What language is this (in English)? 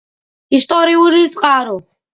Georgian